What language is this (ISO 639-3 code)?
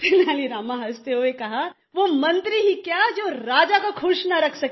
hin